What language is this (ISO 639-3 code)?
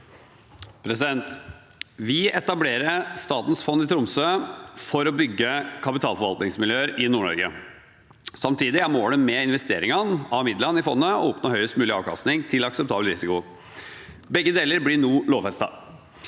nor